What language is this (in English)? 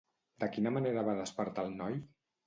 Catalan